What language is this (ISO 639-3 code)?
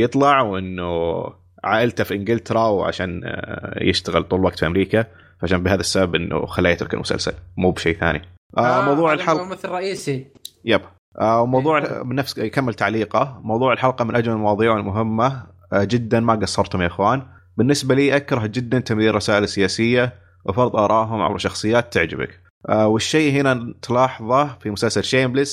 ara